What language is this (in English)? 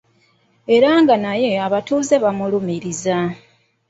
Ganda